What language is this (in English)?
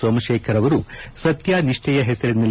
Kannada